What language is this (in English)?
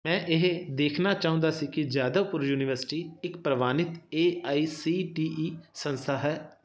Punjabi